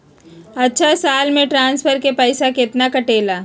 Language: Magahi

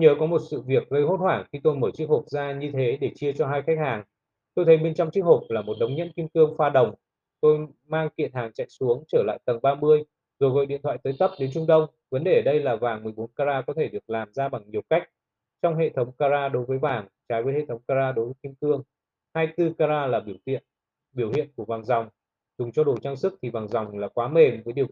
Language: Vietnamese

